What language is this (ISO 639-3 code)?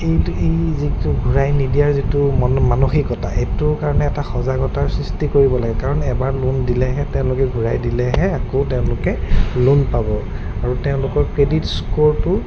asm